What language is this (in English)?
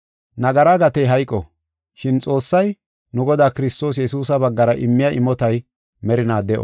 Gofa